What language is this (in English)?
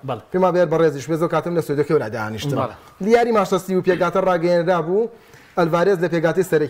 Arabic